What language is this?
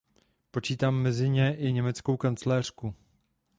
Czech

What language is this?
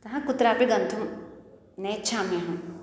Sanskrit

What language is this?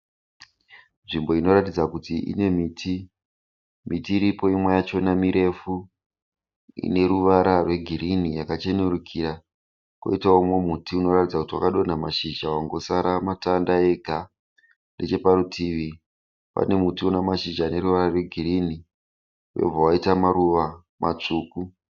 Shona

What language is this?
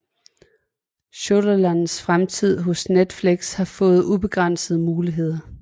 Danish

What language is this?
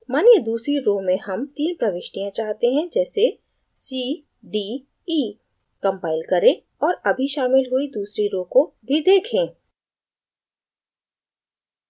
Hindi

